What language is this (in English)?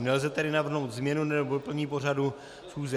Czech